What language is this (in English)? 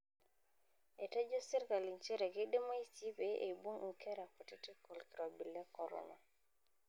Masai